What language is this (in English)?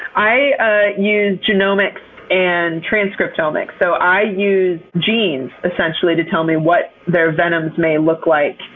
English